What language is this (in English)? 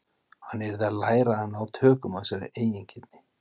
Icelandic